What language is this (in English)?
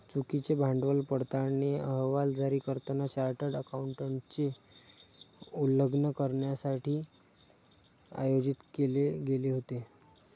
Marathi